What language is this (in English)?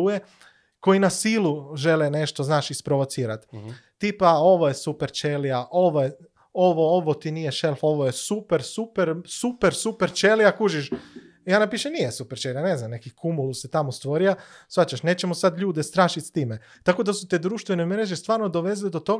Croatian